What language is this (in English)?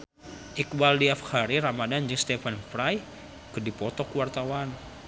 Sundanese